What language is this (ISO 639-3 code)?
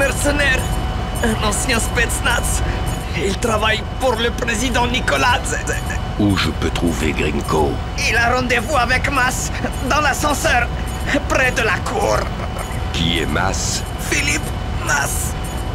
fra